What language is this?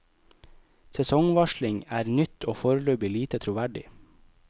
Norwegian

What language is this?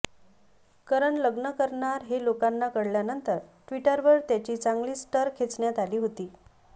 Marathi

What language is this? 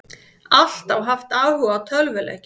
Icelandic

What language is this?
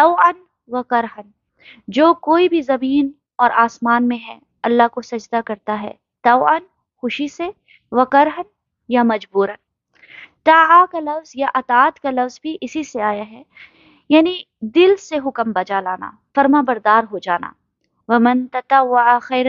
Urdu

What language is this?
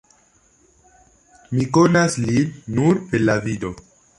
Esperanto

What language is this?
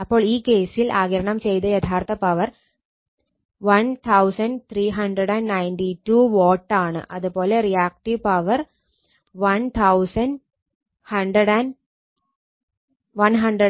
Malayalam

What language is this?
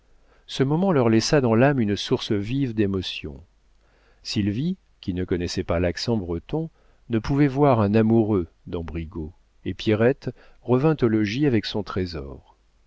French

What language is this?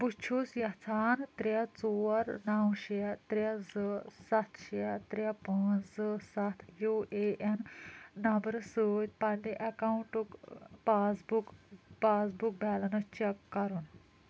Kashmiri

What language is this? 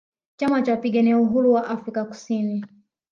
Swahili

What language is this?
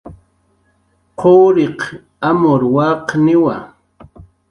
Jaqaru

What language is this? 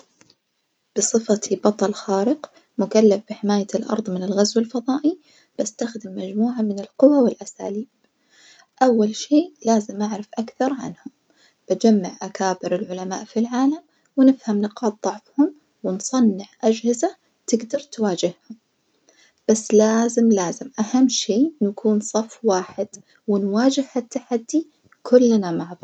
Najdi Arabic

